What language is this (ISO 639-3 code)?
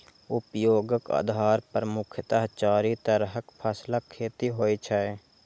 mai